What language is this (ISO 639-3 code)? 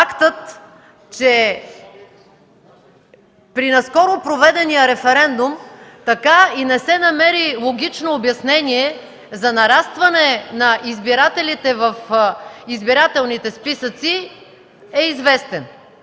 bul